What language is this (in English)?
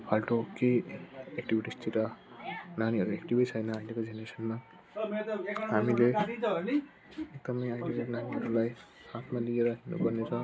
Nepali